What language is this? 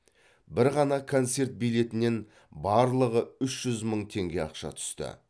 Kazakh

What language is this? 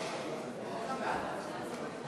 Hebrew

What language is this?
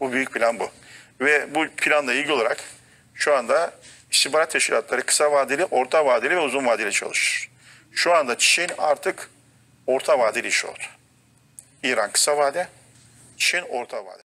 Turkish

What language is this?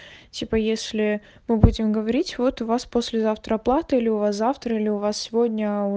Russian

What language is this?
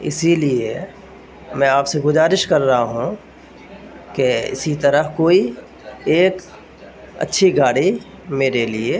Urdu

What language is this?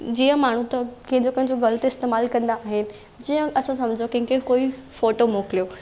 Sindhi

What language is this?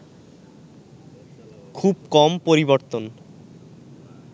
Bangla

